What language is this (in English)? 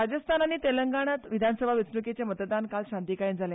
Konkani